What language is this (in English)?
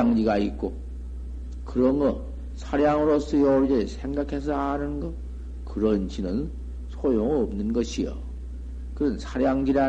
Korean